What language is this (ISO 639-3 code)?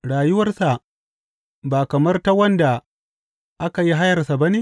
hau